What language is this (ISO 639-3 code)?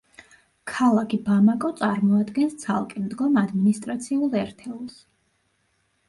kat